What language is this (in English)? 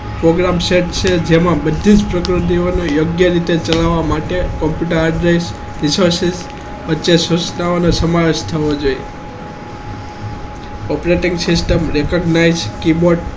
Gujarati